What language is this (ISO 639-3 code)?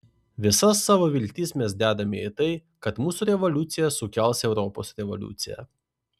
lit